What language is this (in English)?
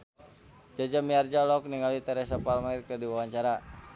Sundanese